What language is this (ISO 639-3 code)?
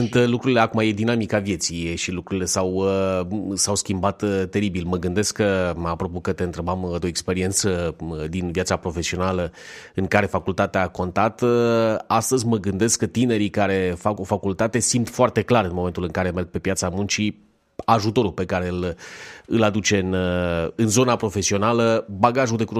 ron